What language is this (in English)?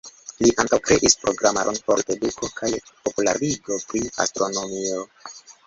Esperanto